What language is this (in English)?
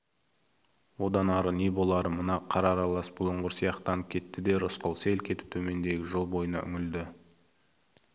Kazakh